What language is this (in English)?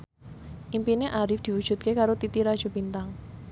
Javanese